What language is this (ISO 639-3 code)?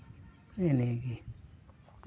sat